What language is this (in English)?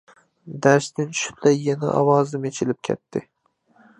Uyghur